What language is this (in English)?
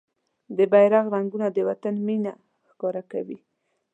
Pashto